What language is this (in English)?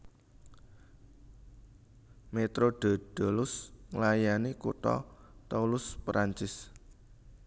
Javanese